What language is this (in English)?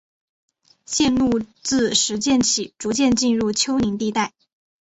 Chinese